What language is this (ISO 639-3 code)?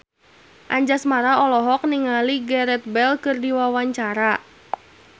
sun